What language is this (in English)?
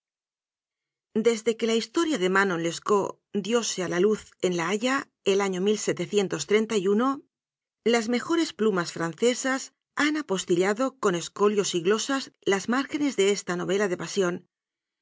Spanish